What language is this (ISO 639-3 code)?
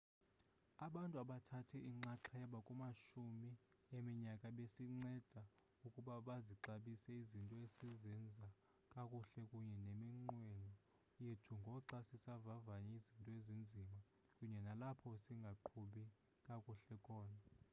xho